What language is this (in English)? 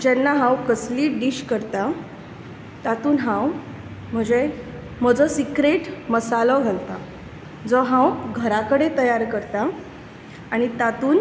Konkani